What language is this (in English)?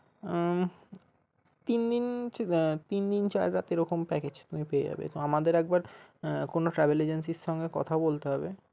Bangla